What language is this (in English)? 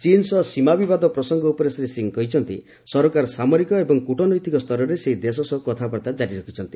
Odia